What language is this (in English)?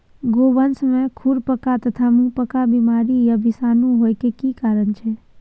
Maithili